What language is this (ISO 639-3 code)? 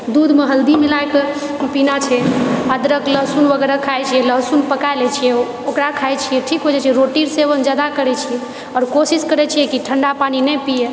mai